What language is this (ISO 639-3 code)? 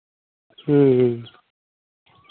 sat